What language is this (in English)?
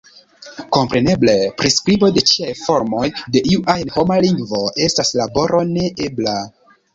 Esperanto